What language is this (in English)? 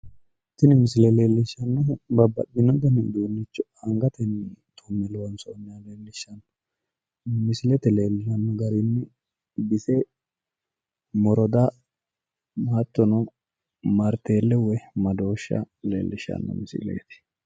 Sidamo